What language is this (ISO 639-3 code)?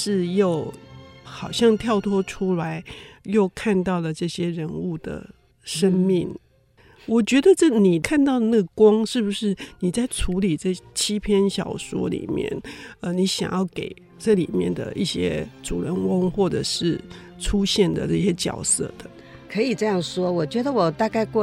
zho